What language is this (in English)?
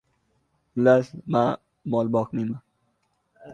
Uzbek